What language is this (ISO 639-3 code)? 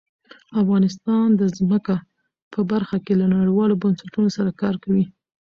pus